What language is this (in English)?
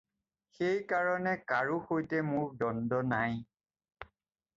Assamese